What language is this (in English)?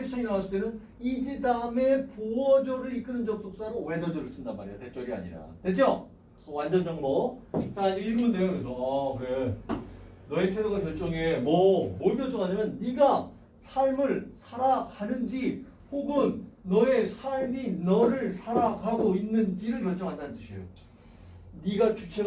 Korean